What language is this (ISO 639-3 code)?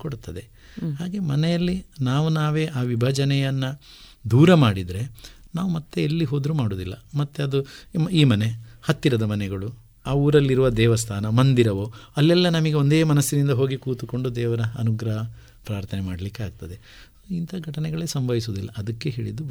kan